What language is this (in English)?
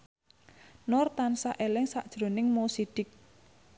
Javanese